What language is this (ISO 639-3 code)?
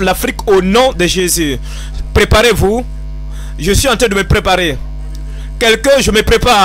fra